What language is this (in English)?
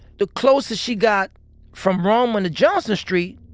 English